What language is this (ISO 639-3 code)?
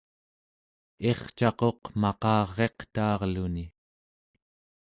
esu